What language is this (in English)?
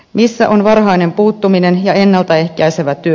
Finnish